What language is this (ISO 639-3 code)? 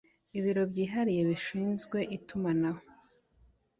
kin